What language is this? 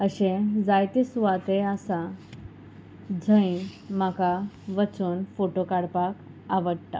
Konkani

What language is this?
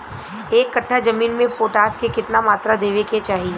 Bhojpuri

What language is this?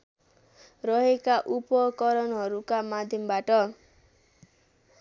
Nepali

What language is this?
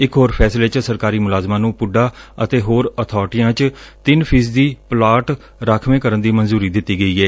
Punjabi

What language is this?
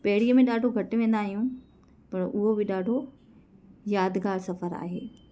Sindhi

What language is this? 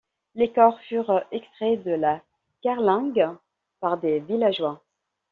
French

